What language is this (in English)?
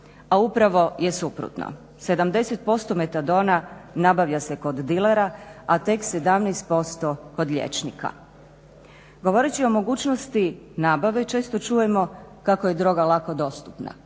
Croatian